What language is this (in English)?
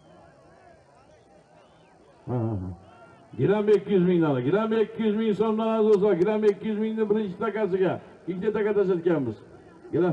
Turkish